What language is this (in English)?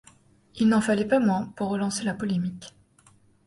French